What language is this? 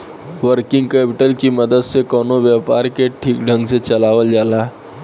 Bhojpuri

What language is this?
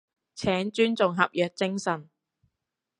Cantonese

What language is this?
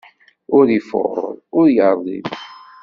Kabyle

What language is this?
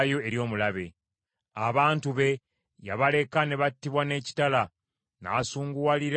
Ganda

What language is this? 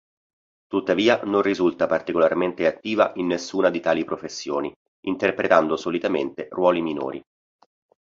Italian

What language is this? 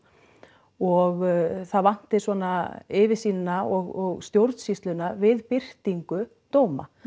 Icelandic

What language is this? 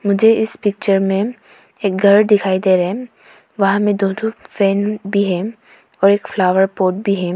Hindi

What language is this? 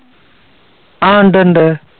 Malayalam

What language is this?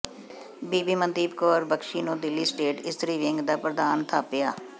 Punjabi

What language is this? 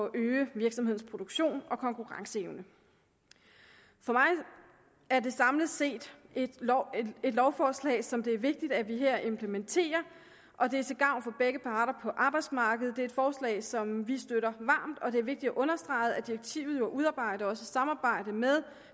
Danish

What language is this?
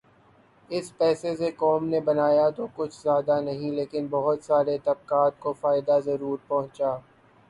Urdu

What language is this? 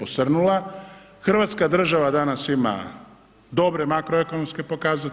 Croatian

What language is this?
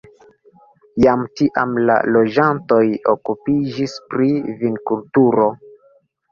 Esperanto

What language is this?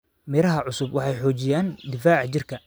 Somali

